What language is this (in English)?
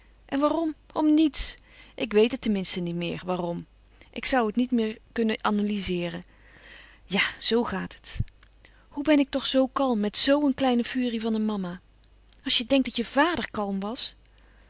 Dutch